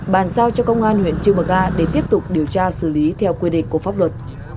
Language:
Vietnamese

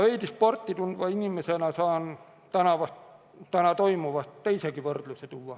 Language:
Estonian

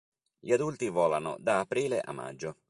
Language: Italian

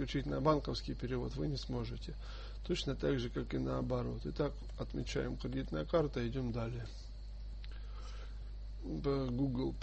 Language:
Russian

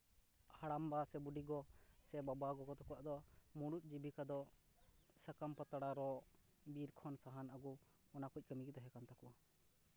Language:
Santali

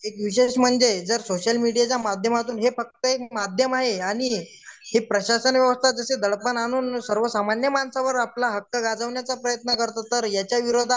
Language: Marathi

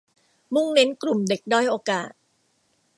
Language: Thai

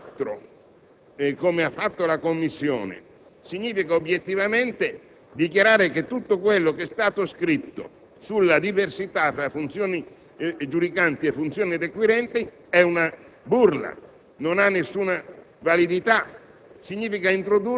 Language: Italian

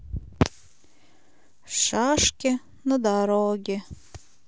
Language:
Russian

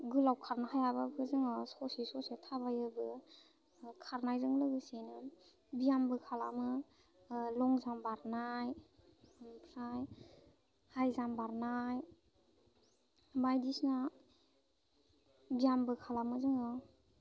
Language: Bodo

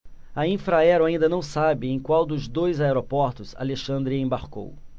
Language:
Portuguese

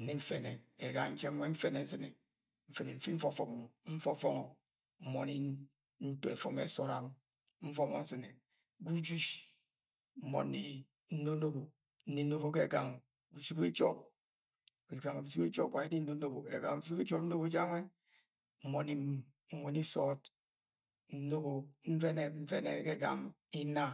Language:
Agwagwune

